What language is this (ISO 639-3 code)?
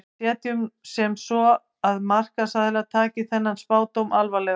isl